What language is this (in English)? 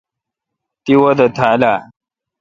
Kalkoti